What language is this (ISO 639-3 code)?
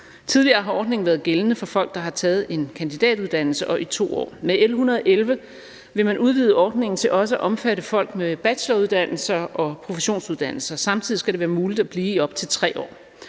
dan